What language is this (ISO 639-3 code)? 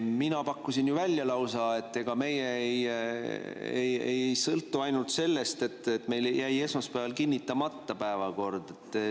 est